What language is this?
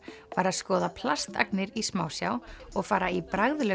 Icelandic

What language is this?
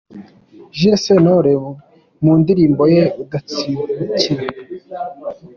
Kinyarwanda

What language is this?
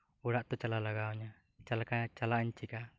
Santali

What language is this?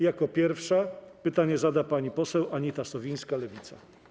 Polish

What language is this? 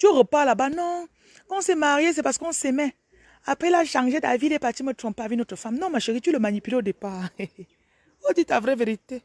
French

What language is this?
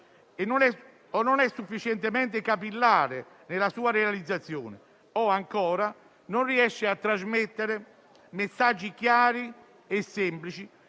Italian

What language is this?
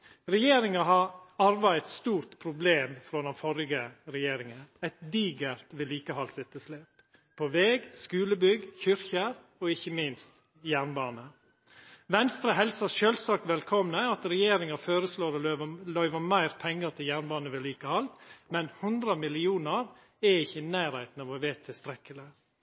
Norwegian Nynorsk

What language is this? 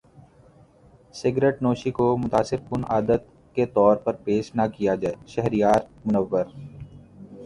Urdu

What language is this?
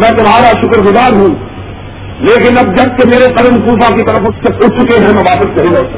Urdu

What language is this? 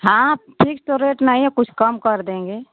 Hindi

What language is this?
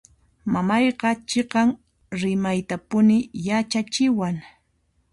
Puno Quechua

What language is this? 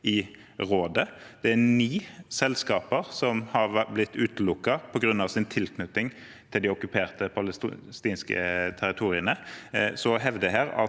Norwegian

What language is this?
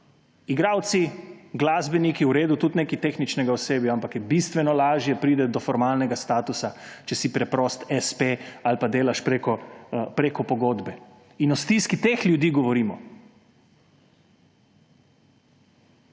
Slovenian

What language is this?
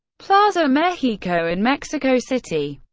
English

